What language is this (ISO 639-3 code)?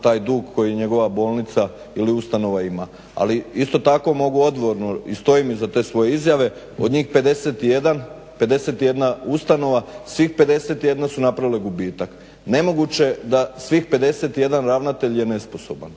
hrv